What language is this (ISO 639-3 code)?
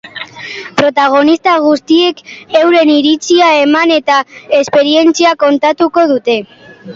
eus